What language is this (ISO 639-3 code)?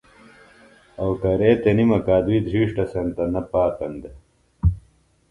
phl